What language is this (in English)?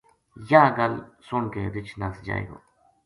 Gujari